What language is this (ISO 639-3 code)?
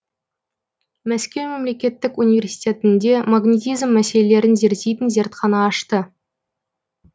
kaz